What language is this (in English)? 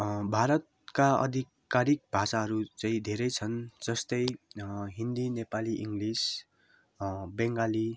Nepali